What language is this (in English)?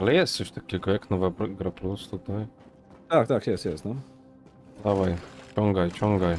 Polish